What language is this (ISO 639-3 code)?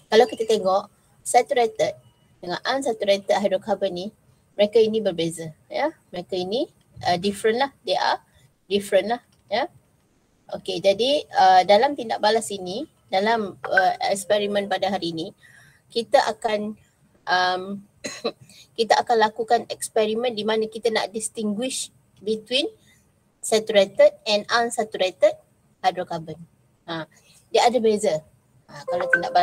msa